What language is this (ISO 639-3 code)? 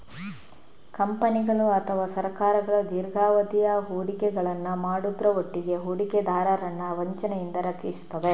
kan